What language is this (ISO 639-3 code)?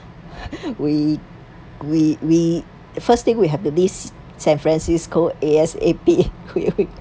eng